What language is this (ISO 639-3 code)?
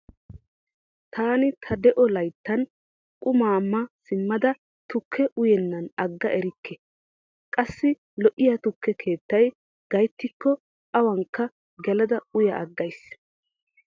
wal